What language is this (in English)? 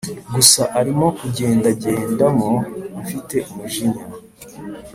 Kinyarwanda